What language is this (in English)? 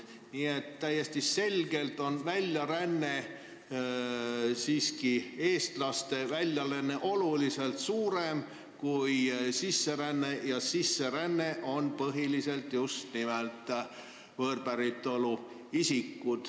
Estonian